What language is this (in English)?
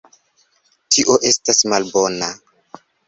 Esperanto